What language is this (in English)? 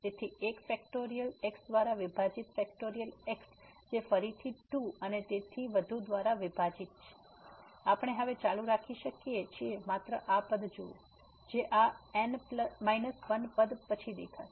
Gujarati